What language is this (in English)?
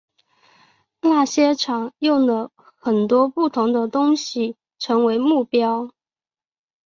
Chinese